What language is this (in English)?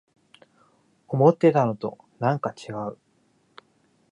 Japanese